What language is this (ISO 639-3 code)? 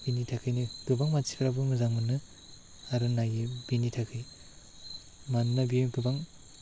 brx